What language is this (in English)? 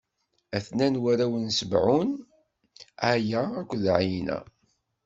Kabyle